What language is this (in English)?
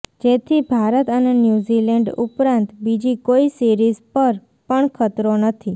Gujarati